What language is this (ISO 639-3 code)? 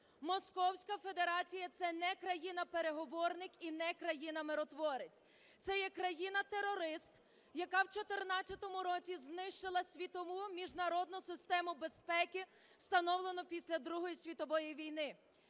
ukr